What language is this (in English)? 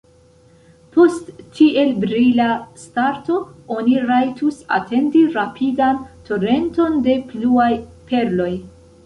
Esperanto